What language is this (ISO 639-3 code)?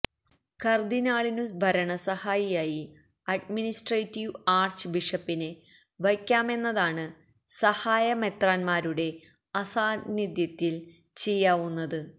mal